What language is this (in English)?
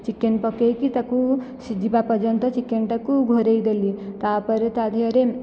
Odia